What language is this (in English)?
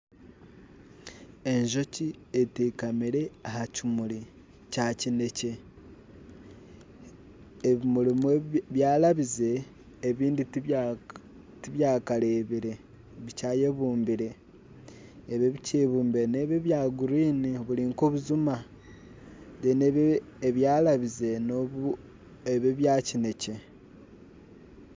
Nyankole